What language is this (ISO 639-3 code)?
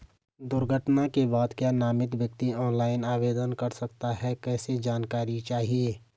hin